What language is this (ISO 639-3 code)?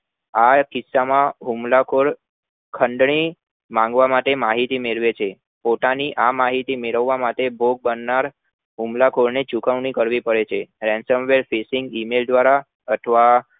guj